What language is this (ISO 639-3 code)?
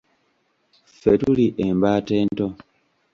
lug